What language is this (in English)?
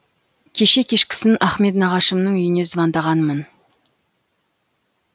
Kazakh